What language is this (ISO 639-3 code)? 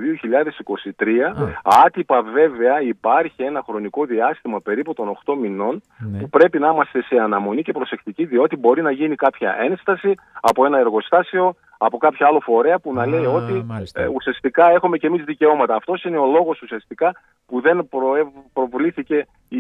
ell